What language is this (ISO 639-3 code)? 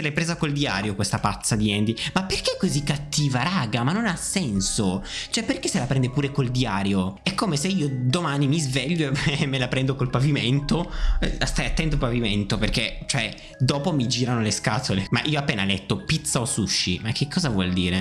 ita